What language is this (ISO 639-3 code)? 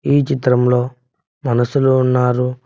tel